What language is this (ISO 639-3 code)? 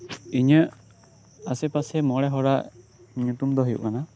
sat